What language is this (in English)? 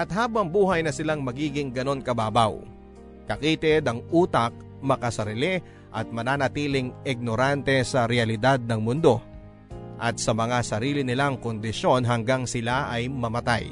Filipino